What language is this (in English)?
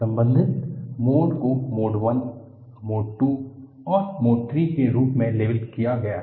Hindi